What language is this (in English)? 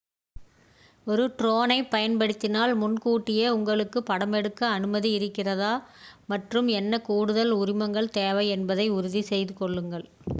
Tamil